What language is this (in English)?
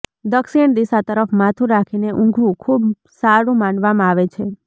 Gujarati